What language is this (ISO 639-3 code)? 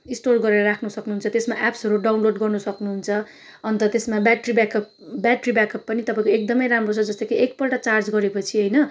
nep